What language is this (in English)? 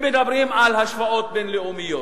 Hebrew